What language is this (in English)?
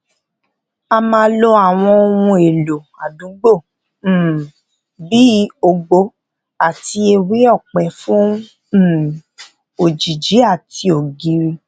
Yoruba